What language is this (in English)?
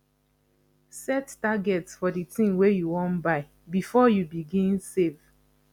Nigerian Pidgin